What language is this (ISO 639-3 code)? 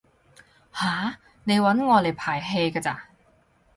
yue